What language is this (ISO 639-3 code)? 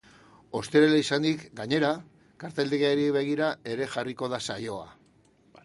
eus